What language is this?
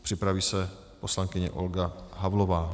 Czech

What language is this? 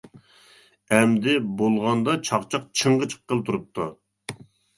Uyghur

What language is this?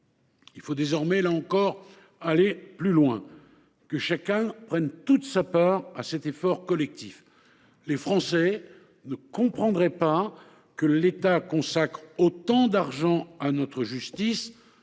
French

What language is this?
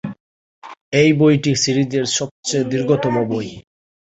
Bangla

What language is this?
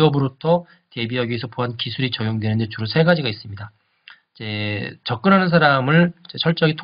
Korean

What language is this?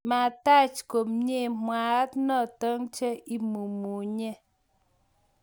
Kalenjin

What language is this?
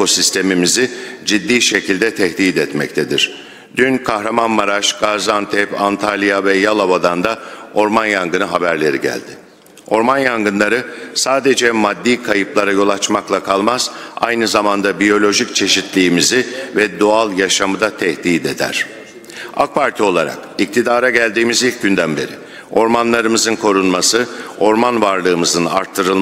Turkish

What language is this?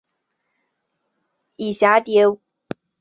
Chinese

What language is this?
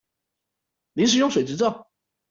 Chinese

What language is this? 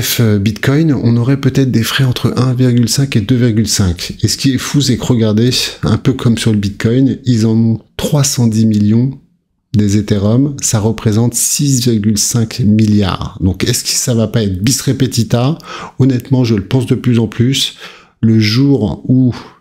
French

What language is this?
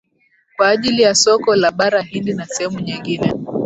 Swahili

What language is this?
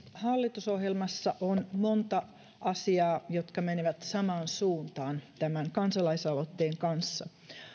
Finnish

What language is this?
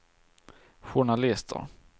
Swedish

